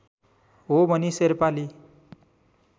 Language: Nepali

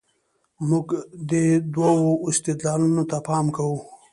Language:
Pashto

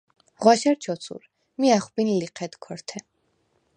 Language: Svan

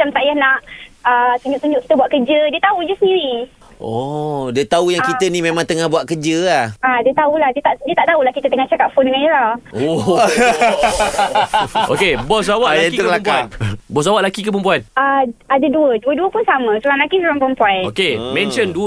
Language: Malay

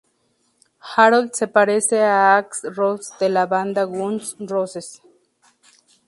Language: Spanish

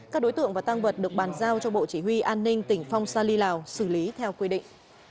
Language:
Vietnamese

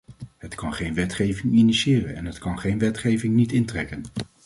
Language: Dutch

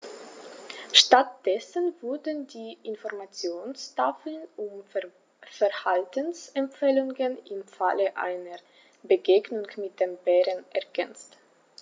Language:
German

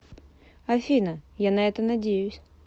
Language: Russian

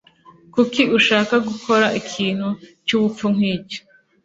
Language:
Kinyarwanda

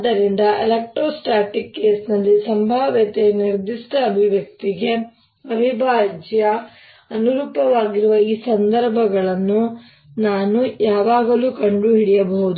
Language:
Kannada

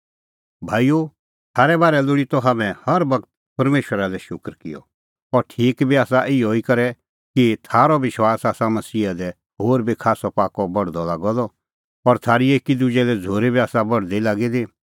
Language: Kullu Pahari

